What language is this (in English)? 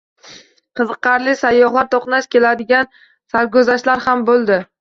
Uzbek